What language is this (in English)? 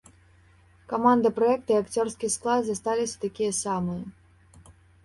Belarusian